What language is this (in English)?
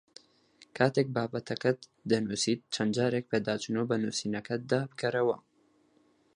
Central Kurdish